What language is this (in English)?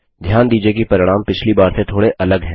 Hindi